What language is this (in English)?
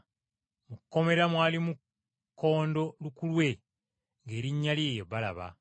Ganda